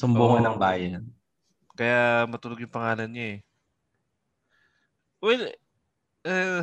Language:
Filipino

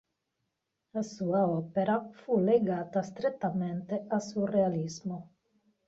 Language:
Italian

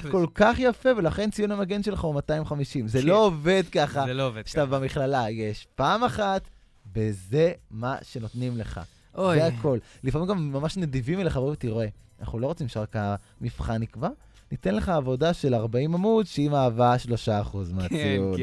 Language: Hebrew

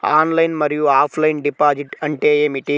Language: Telugu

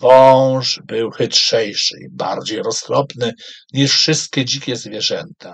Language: Polish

